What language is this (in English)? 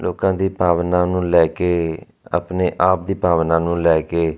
Punjabi